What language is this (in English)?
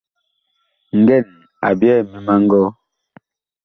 Bakoko